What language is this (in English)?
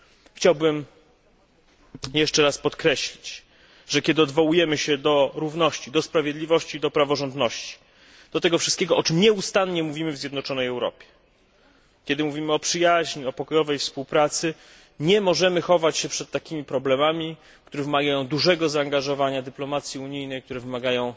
Polish